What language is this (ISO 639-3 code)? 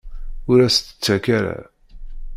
kab